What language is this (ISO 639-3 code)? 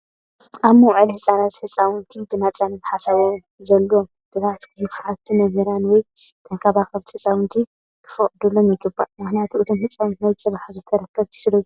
tir